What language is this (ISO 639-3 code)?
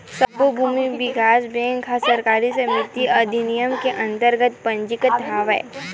hne